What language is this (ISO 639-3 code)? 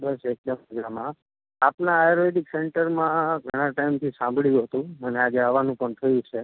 guj